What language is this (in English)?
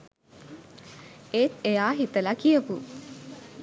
Sinhala